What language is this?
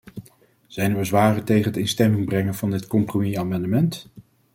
Dutch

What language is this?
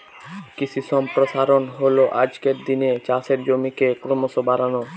Bangla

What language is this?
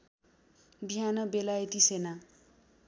Nepali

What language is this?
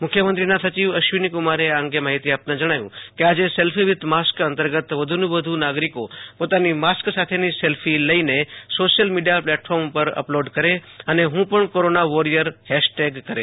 Gujarati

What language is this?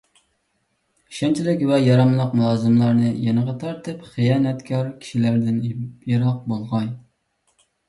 Uyghur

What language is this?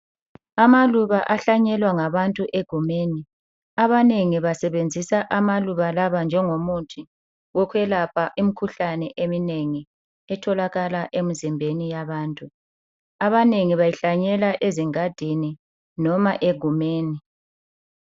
North Ndebele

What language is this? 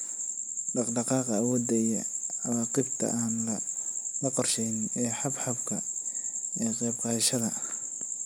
Somali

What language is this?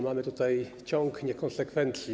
Polish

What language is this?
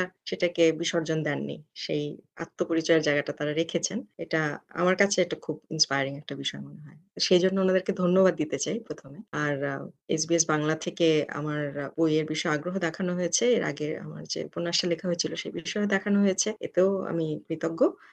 Bangla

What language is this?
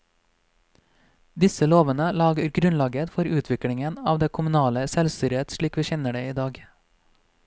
Norwegian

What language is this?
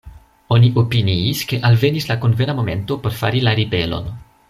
Esperanto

